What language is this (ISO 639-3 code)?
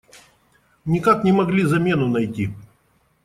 rus